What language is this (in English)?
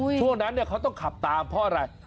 Thai